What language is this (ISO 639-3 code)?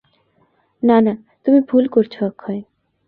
ben